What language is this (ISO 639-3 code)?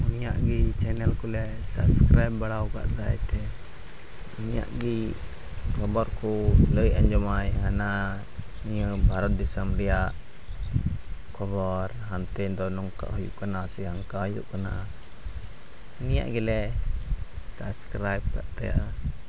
sat